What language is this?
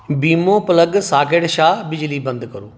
Dogri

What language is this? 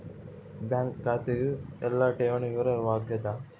Kannada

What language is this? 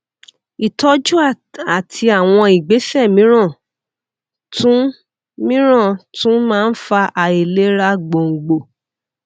Yoruba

